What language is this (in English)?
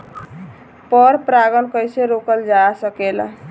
Bhojpuri